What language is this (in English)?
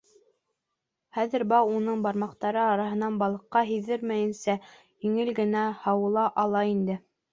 Bashkir